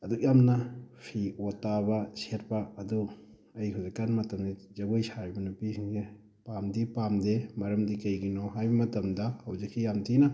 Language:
Manipuri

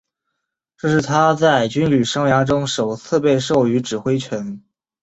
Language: Chinese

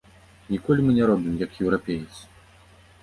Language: Belarusian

